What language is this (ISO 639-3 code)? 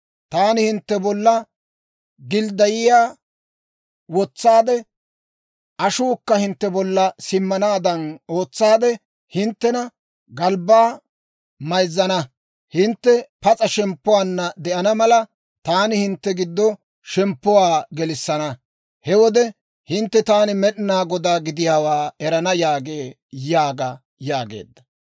dwr